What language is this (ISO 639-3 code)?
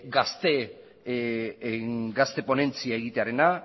eus